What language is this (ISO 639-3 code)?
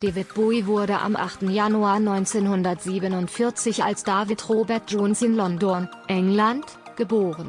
deu